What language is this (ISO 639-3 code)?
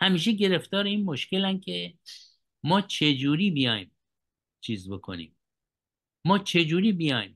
fas